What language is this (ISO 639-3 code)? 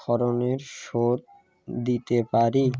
ben